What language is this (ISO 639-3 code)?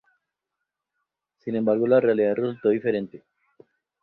spa